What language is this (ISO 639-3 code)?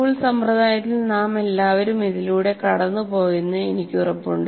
mal